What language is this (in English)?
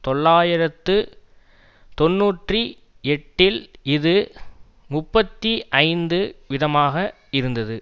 Tamil